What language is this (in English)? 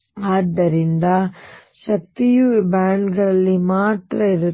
Kannada